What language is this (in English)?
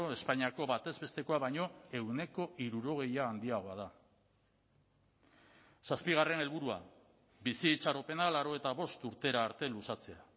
Basque